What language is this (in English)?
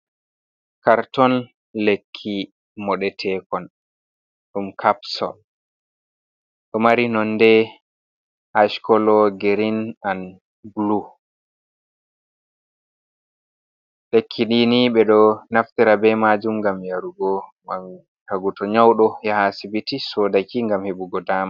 Fula